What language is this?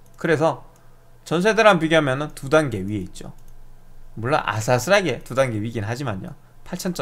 Korean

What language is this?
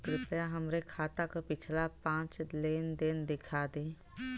Bhojpuri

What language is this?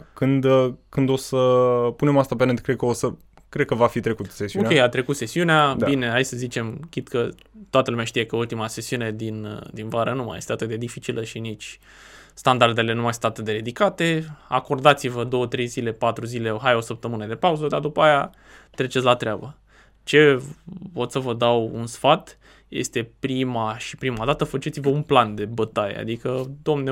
Romanian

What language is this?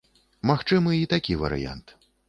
Belarusian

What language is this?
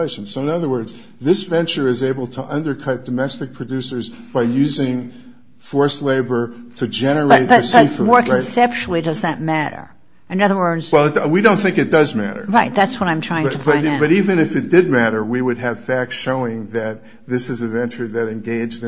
English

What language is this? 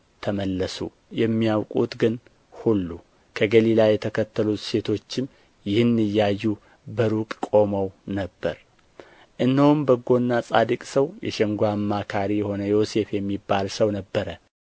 Amharic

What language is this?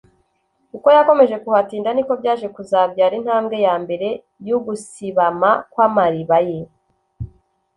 Kinyarwanda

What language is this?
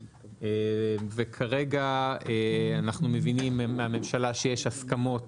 Hebrew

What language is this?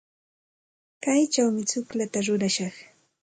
Santa Ana de Tusi Pasco Quechua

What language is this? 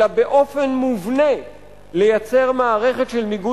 Hebrew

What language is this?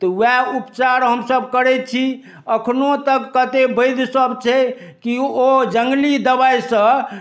Maithili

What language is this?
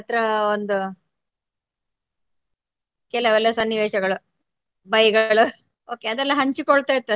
Kannada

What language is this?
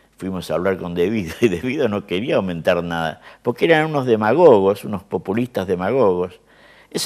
Spanish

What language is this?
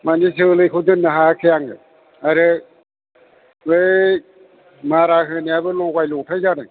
Bodo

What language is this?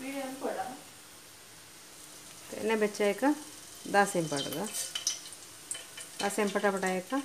Romanian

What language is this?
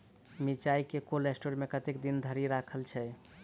Maithili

